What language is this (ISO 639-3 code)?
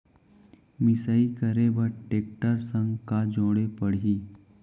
hne